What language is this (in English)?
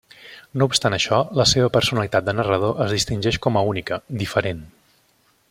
Catalan